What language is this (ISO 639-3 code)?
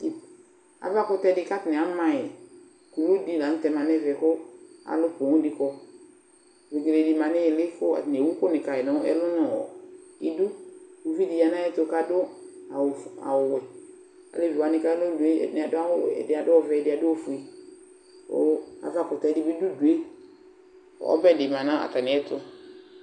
kpo